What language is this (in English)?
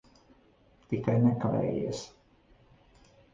Latvian